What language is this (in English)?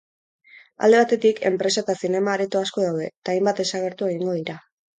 Basque